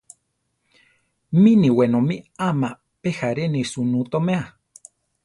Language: Central Tarahumara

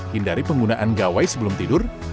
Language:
Indonesian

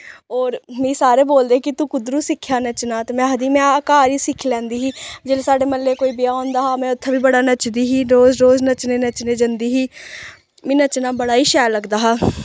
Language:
Dogri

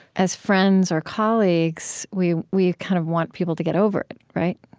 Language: English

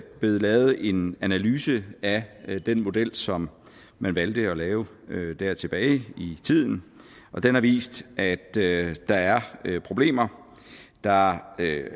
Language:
Danish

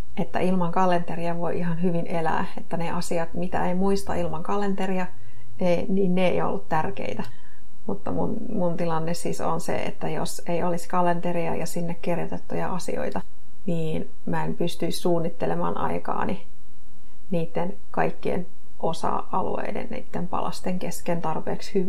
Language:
Finnish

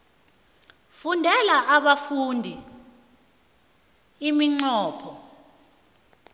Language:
South Ndebele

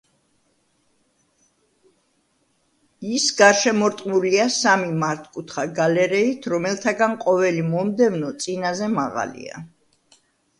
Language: Georgian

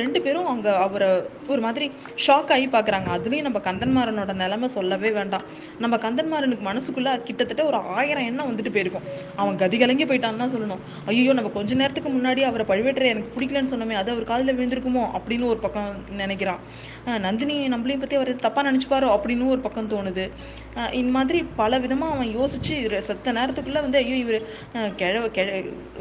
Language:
Tamil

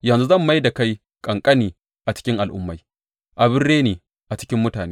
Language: Hausa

